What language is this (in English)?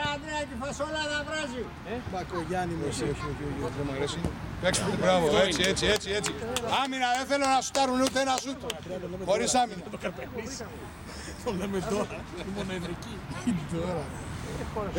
Greek